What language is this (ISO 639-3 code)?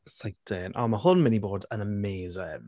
cym